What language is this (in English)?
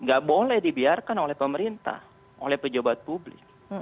Indonesian